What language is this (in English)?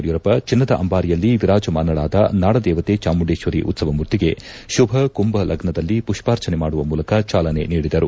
Kannada